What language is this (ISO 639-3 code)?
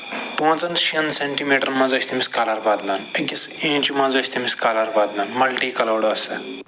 kas